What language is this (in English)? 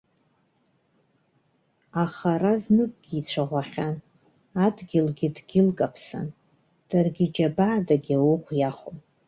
Abkhazian